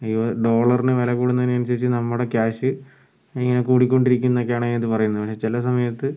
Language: Malayalam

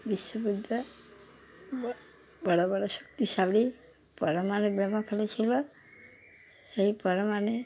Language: Bangla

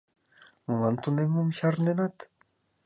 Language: Mari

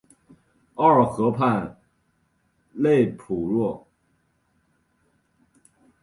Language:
Chinese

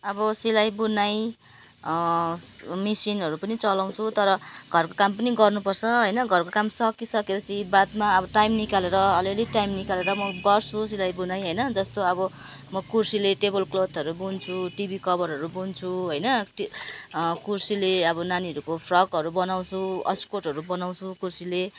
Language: Nepali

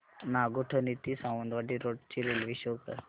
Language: Marathi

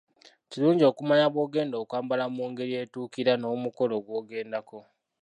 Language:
Ganda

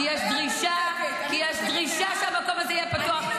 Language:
Hebrew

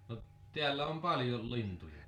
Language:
Finnish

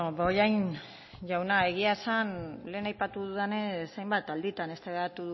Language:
Basque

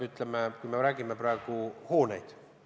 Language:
Estonian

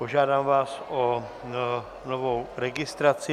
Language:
Czech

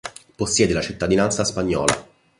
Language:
Italian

